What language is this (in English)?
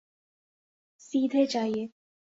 Urdu